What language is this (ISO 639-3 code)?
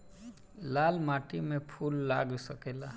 bho